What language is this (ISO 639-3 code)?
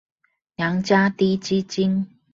zho